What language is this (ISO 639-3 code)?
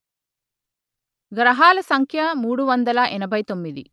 tel